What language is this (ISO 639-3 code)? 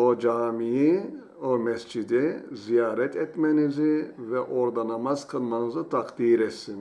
tur